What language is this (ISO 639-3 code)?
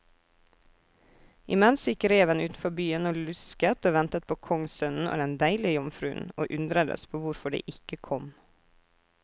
nor